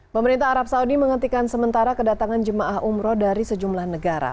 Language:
Indonesian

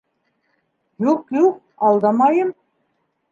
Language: Bashkir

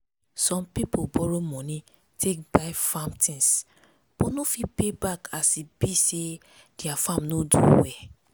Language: Nigerian Pidgin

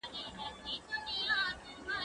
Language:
Pashto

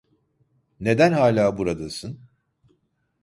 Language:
Turkish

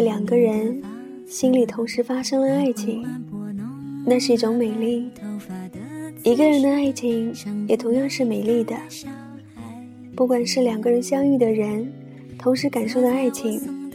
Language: Chinese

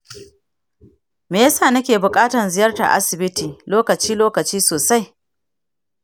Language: Hausa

